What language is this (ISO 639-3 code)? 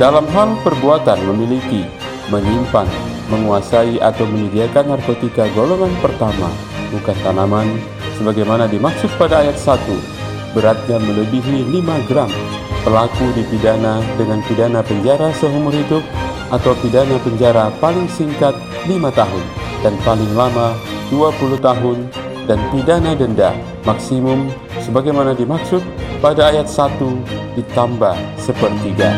ind